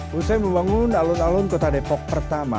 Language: Indonesian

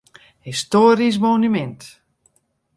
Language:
Western Frisian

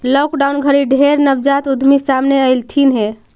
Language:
Magahi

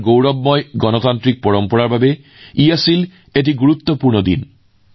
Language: Assamese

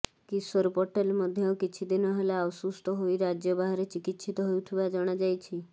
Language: Odia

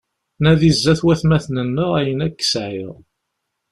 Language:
Kabyle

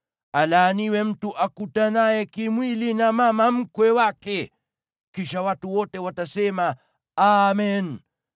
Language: Swahili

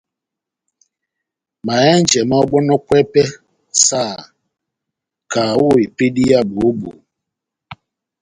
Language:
Batanga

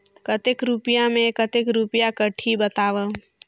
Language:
Chhattisgarhi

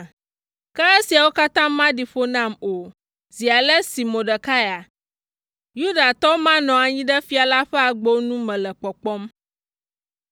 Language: Ewe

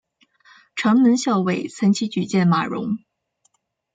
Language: Chinese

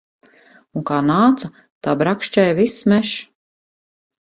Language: Latvian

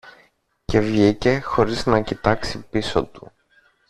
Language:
Greek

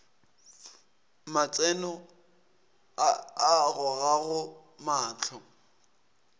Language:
Northern Sotho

